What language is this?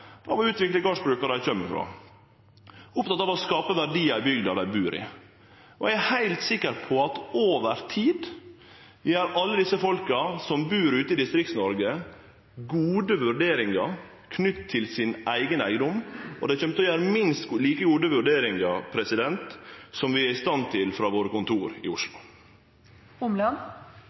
Norwegian Nynorsk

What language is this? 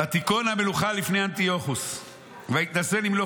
Hebrew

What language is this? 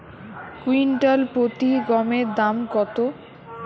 Bangla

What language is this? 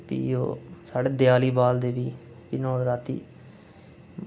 Dogri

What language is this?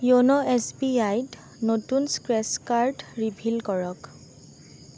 Assamese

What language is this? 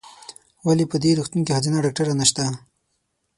Pashto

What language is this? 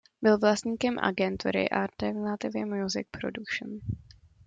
Czech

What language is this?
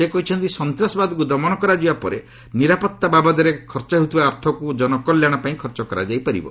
Odia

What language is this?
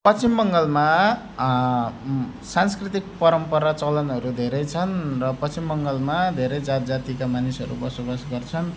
Nepali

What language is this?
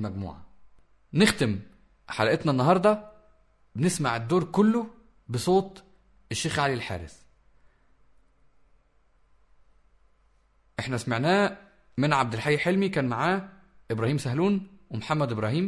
Arabic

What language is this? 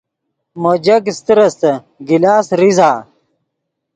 Yidgha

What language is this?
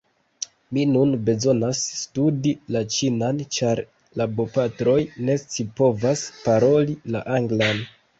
Esperanto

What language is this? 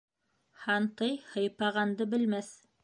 Bashkir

